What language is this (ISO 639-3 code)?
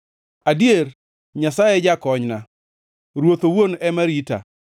luo